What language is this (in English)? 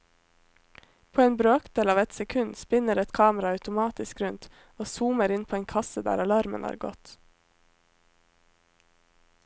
Norwegian